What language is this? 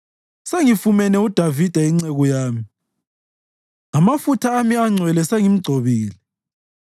North Ndebele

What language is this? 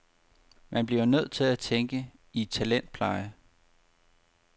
Danish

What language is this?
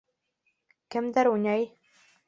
Bashkir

